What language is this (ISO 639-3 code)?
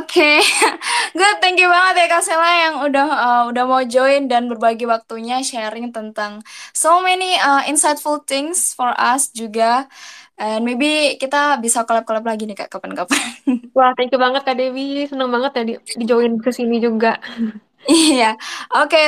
ind